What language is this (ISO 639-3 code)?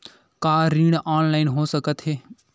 hne